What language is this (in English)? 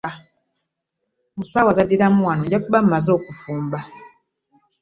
Ganda